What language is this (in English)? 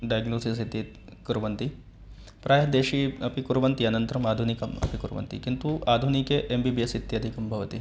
Sanskrit